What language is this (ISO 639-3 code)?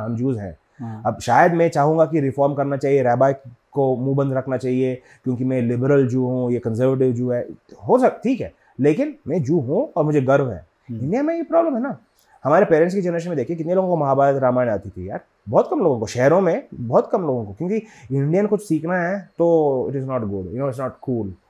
hin